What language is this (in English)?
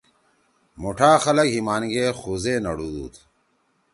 Torwali